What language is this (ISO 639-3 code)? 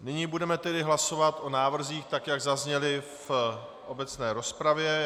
ces